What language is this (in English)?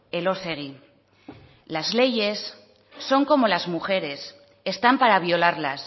Spanish